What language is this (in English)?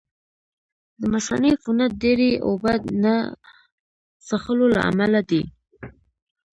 Pashto